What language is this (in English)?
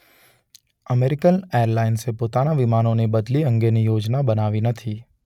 Gujarati